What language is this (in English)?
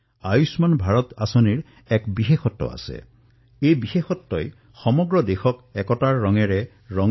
Assamese